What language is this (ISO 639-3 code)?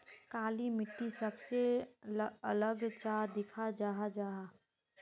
mag